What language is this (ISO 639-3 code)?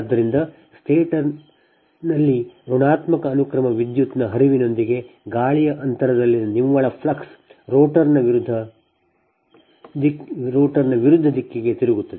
kan